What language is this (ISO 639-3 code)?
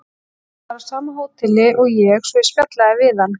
isl